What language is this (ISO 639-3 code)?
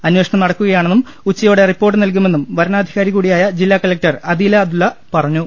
mal